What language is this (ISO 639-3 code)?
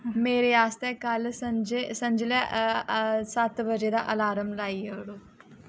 doi